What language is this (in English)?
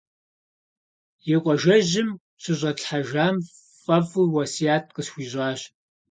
Kabardian